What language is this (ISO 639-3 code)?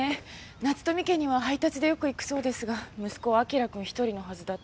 jpn